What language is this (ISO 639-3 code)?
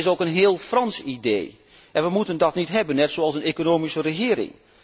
nld